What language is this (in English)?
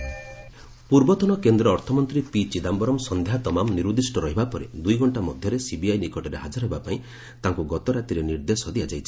Odia